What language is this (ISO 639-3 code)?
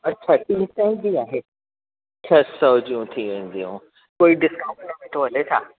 snd